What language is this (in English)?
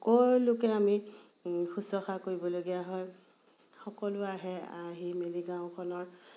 Assamese